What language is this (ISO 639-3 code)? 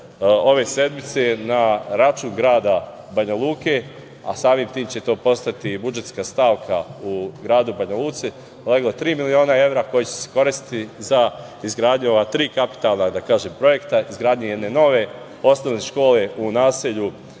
srp